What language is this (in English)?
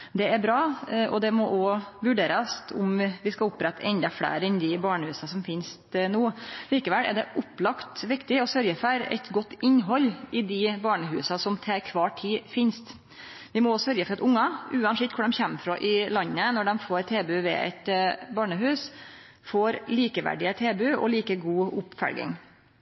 Norwegian Nynorsk